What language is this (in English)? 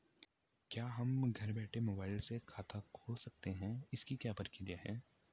Hindi